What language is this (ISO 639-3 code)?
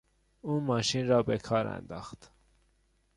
fas